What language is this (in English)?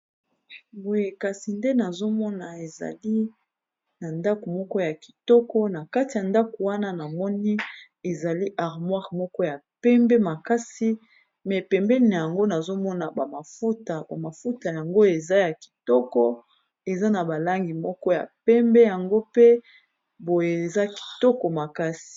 Lingala